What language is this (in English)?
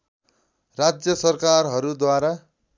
Nepali